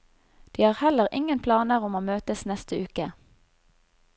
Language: Norwegian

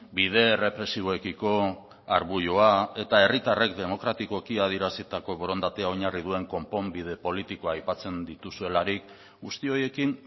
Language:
Basque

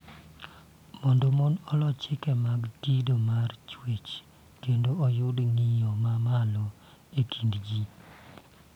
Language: Luo (Kenya and Tanzania)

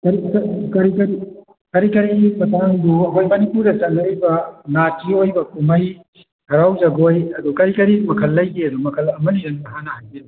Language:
Manipuri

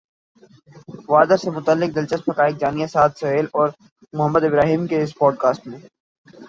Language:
Urdu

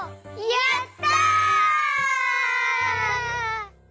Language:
Japanese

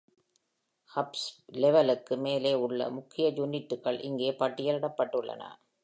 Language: Tamil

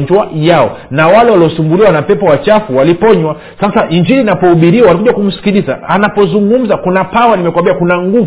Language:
Swahili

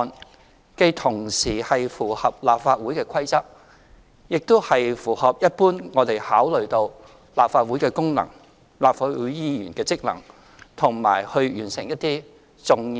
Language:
Cantonese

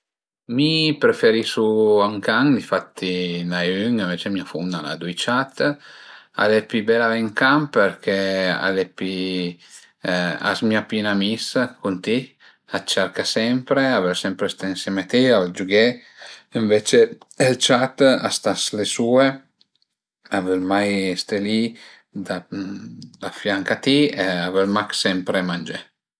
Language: Piedmontese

